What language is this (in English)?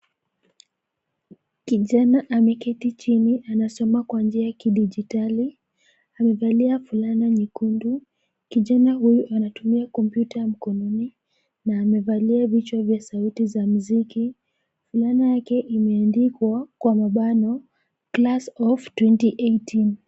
Swahili